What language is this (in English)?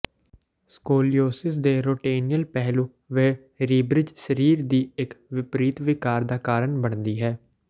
Punjabi